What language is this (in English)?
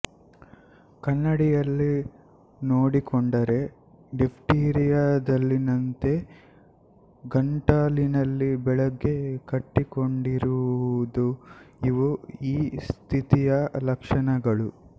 Kannada